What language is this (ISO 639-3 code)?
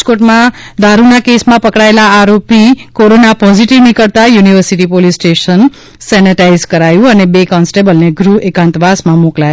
guj